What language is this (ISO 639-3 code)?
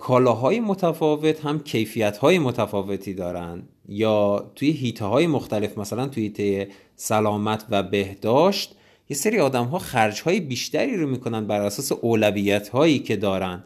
fas